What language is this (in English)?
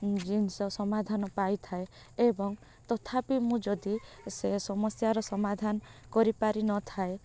Odia